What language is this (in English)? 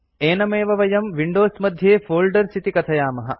Sanskrit